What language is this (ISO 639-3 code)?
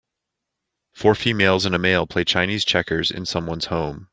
eng